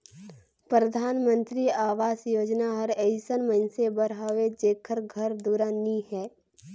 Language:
Chhattisgarhi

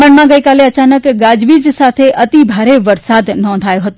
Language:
Gujarati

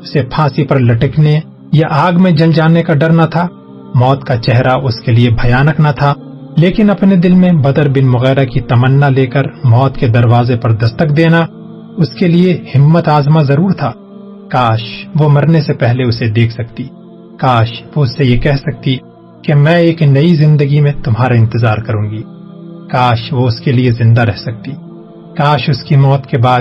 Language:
Urdu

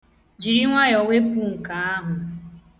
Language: Igbo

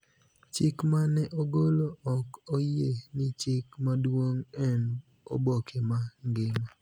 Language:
Luo (Kenya and Tanzania)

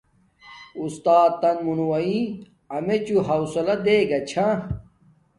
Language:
Domaaki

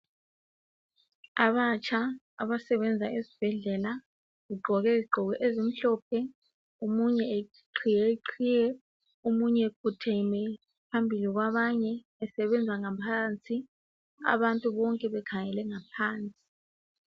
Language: North Ndebele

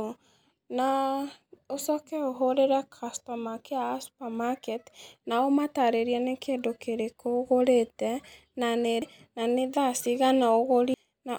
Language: Kikuyu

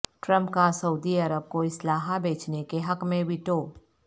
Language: Urdu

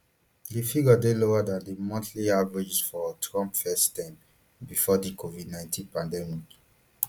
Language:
Nigerian Pidgin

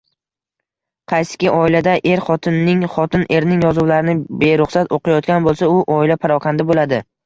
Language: Uzbek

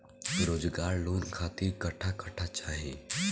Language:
Bhojpuri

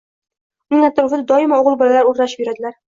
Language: Uzbek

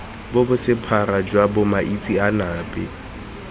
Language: Tswana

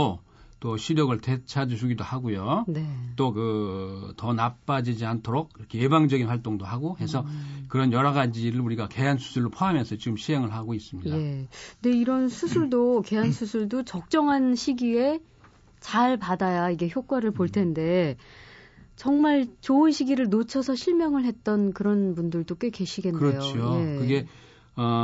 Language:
Korean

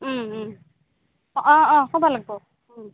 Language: Assamese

